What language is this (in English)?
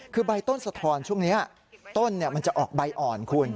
Thai